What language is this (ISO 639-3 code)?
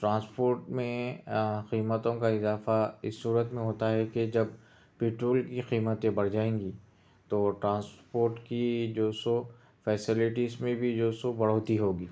urd